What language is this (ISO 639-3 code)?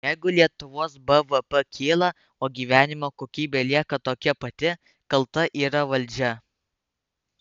lit